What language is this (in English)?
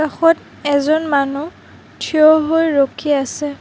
Assamese